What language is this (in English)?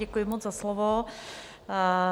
Czech